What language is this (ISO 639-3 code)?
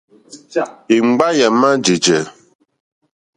bri